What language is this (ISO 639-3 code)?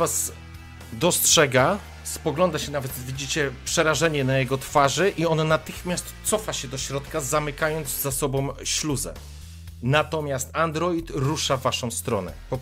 pol